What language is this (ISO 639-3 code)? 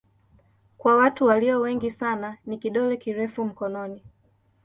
swa